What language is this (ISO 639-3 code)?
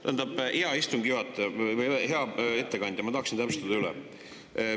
est